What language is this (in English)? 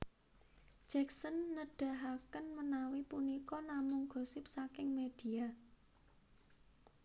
Javanese